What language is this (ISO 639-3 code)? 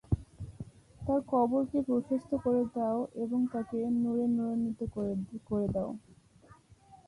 ben